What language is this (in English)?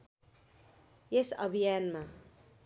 Nepali